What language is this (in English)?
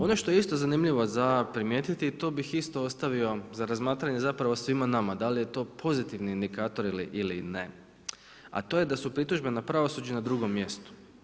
Croatian